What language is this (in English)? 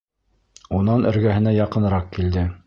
Bashkir